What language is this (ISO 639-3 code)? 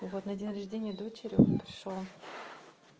rus